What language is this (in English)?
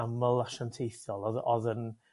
Welsh